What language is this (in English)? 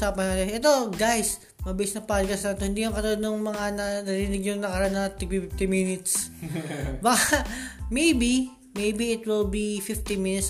Filipino